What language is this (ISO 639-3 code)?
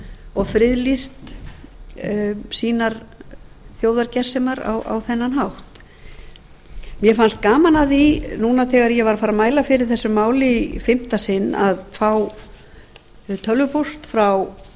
isl